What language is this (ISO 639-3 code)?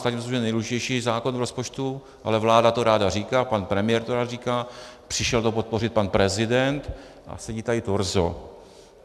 ces